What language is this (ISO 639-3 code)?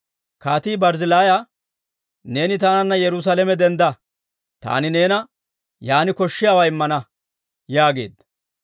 dwr